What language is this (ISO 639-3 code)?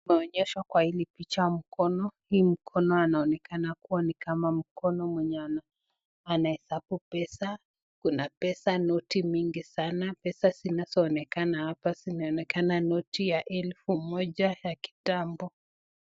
swa